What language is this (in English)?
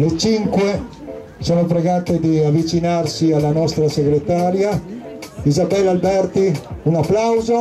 Italian